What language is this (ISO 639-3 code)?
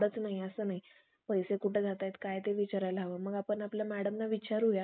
mar